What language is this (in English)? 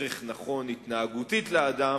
Hebrew